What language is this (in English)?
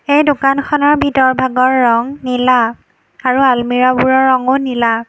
Assamese